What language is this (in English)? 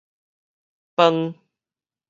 Min Nan Chinese